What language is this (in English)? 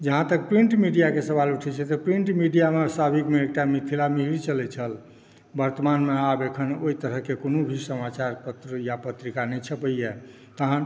Maithili